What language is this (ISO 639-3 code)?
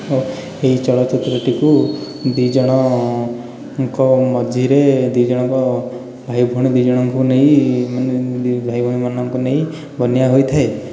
ori